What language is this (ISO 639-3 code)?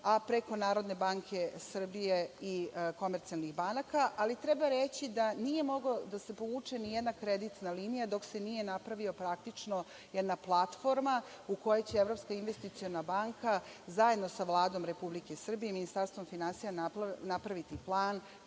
srp